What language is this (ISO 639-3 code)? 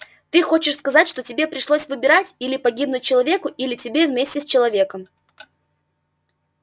rus